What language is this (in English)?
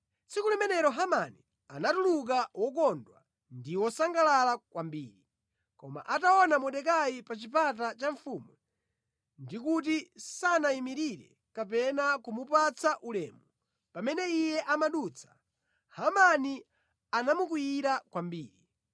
Nyanja